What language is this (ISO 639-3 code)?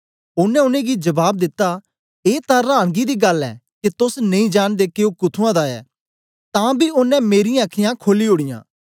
doi